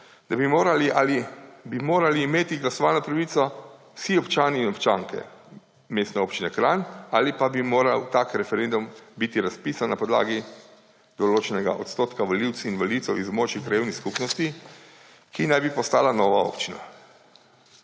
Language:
Slovenian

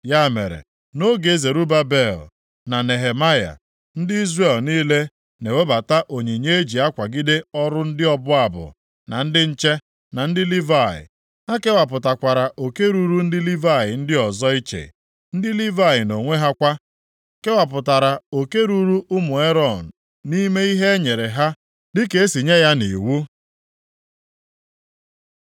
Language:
Igbo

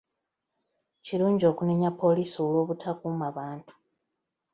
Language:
Ganda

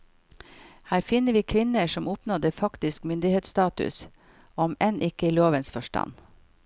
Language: Norwegian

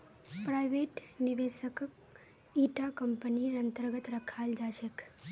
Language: Magahi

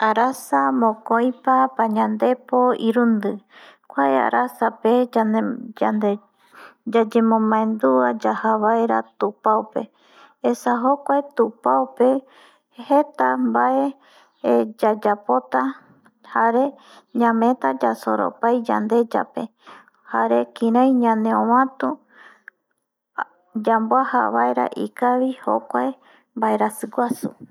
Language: Eastern Bolivian Guaraní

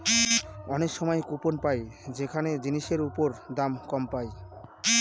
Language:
Bangla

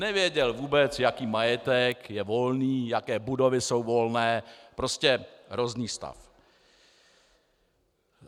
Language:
Czech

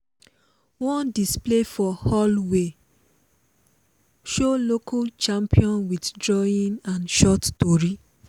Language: Nigerian Pidgin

